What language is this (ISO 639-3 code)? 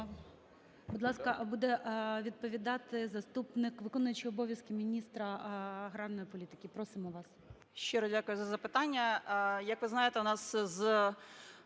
ukr